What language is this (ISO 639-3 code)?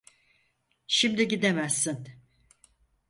tur